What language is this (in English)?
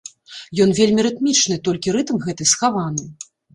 Belarusian